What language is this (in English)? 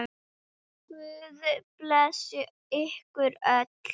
Icelandic